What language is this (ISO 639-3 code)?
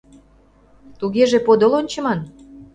chm